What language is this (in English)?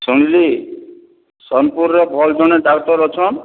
Odia